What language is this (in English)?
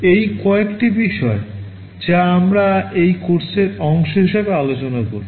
Bangla